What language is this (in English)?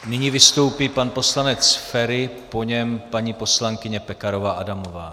Czech